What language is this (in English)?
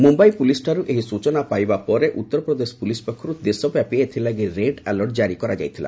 Odia